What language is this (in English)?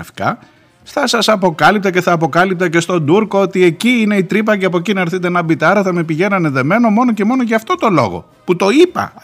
Greek